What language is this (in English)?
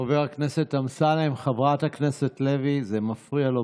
Hebrew